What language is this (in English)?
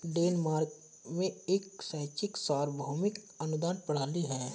Hindi